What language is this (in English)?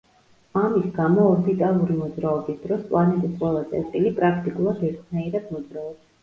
Georgian